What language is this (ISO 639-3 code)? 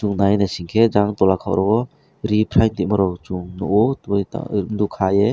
trp